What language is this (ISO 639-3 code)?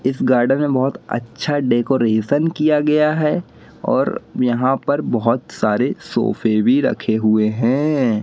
hin